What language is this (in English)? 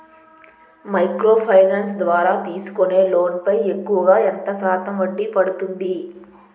Telugu